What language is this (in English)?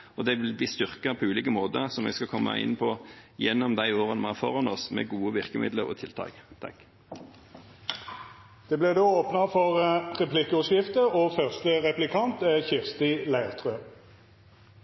Norwegian